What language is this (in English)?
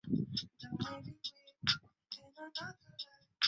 Chinese